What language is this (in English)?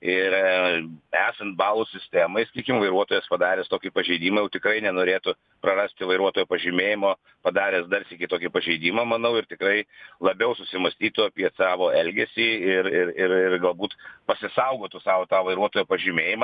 Lithuanian